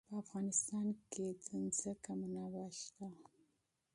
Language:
Pashto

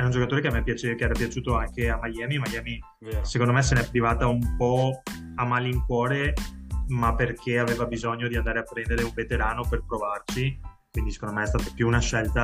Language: Italian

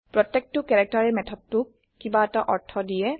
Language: Assamese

